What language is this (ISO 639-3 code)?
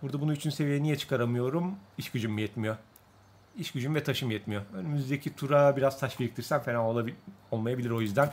tur